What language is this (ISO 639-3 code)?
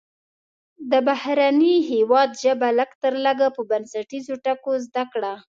pus